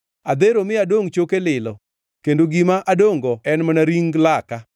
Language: Luo (Kenya and Tanzania)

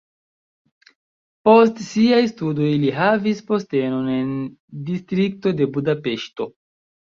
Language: Esperanto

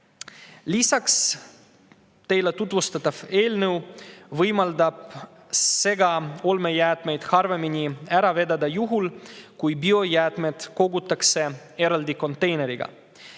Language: Estonian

